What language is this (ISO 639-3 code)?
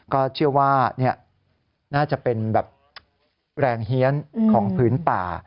tha